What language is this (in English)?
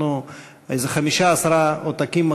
Hebrew